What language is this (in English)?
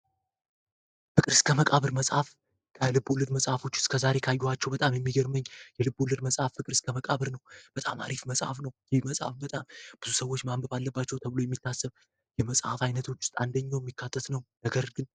Amharic